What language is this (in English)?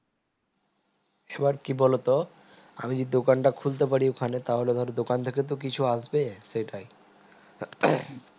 Bangla